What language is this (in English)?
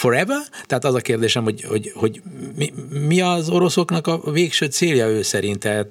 Hungarian